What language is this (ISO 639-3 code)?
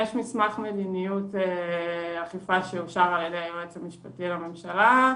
heb